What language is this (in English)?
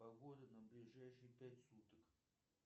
Russian